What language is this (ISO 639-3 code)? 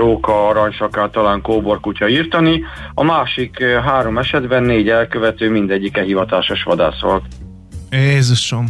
hun